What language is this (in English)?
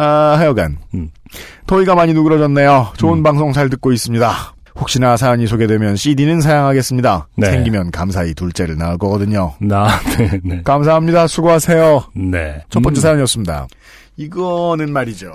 Korean